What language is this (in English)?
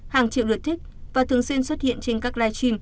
Vietnamese